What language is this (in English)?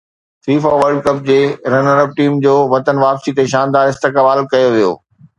Sindhi